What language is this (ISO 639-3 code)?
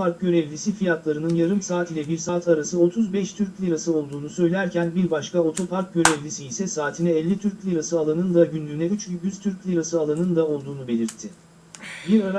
tur